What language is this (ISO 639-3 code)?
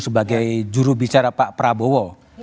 ind